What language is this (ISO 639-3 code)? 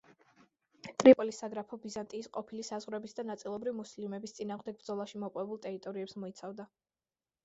kat